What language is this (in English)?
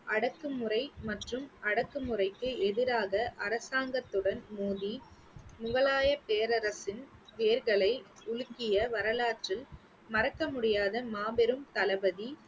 Tamil